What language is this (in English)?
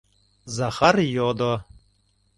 Mari